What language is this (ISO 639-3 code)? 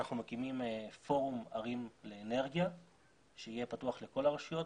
heb